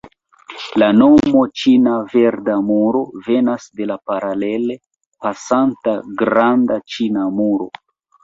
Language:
Esperanto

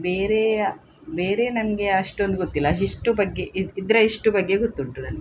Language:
Kannada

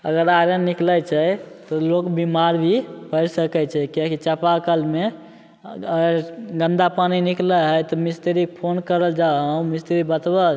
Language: Maithili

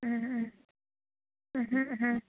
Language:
Manipuri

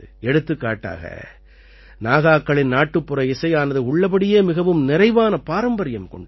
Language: Tamil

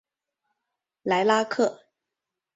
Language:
Chinese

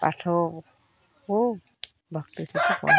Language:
Odia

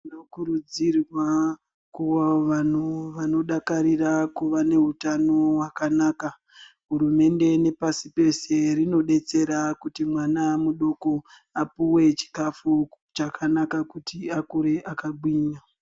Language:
Ndau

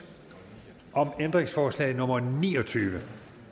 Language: Danish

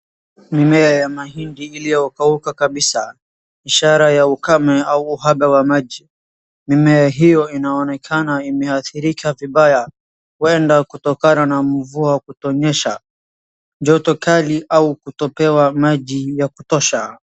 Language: Swahili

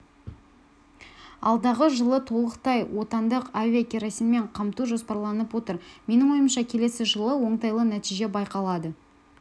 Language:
Kazakh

